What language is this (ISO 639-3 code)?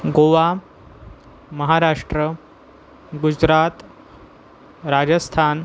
mar